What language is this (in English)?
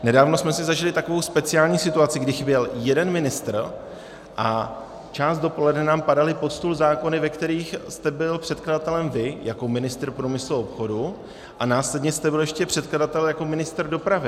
Czech